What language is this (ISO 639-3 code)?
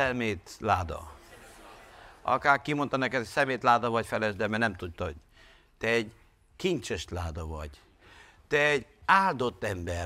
hun